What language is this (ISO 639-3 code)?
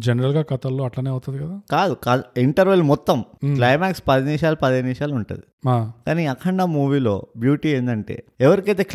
tel